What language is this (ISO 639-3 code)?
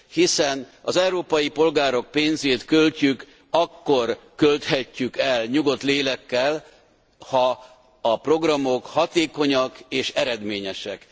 hun